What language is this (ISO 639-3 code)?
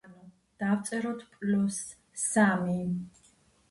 kat